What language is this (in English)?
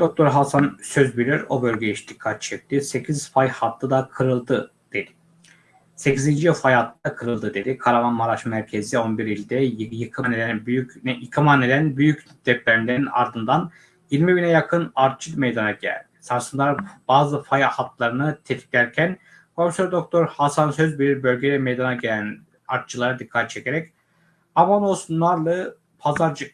Turkish